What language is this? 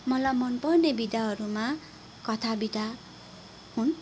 Nepali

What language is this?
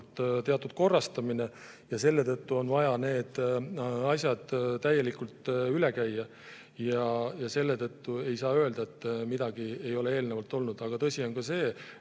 Estonian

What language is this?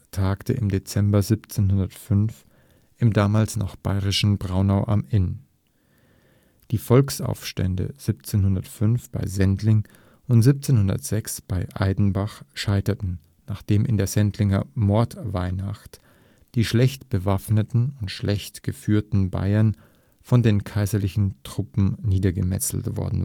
German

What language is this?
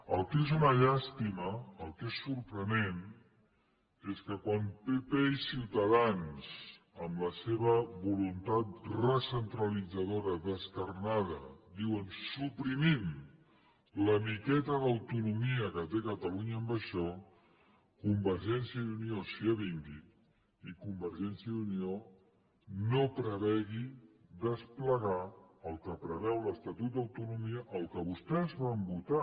Catalan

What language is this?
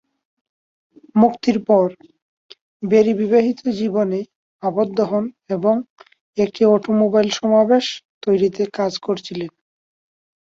Bangla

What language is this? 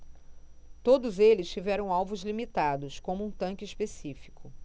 Portuguese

